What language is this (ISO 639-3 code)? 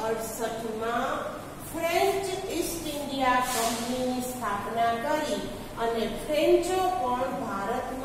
hin